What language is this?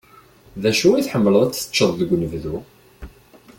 Kabyle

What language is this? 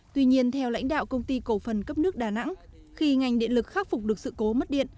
Vietnamese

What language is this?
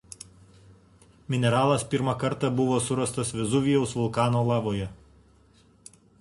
Lithuanian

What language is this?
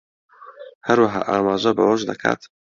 Central Kurdish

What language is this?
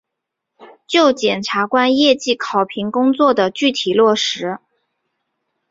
Chinese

